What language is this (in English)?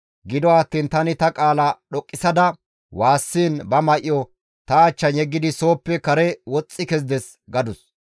Gamo